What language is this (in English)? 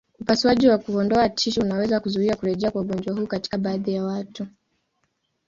Swahili